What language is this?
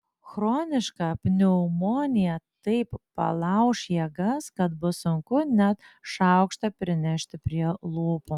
Lithuanian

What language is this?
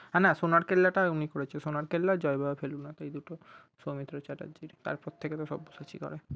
Bangla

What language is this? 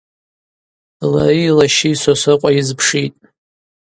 Abaza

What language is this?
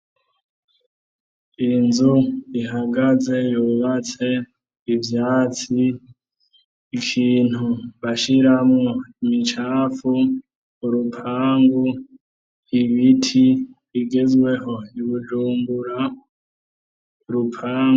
Rundi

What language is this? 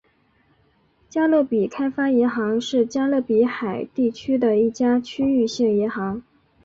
Chinese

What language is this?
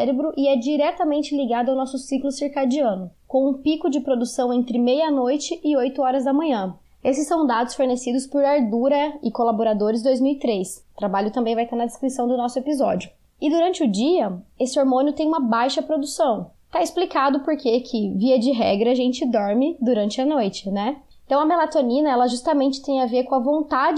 Portuguese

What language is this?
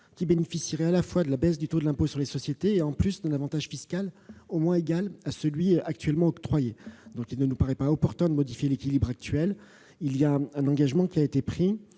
French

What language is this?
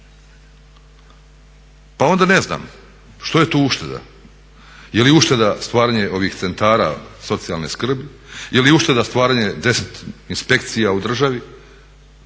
Croatian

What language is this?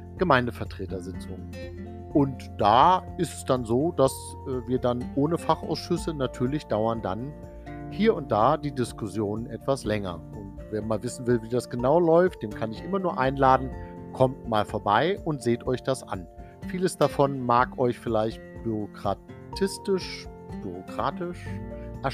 German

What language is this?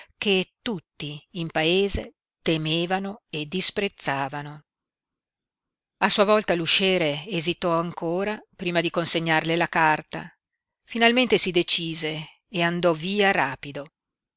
Italian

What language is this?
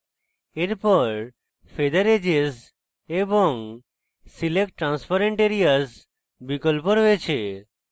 Bangla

